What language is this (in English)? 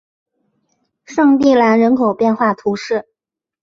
Chinese